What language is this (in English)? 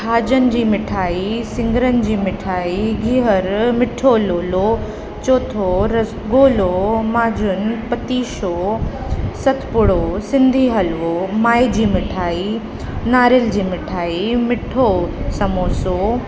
Sindhi